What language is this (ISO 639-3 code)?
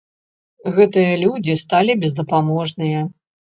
bel